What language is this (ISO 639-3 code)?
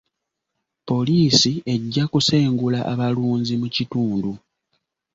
lug